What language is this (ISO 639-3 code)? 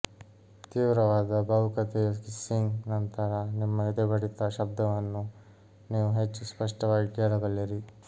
kan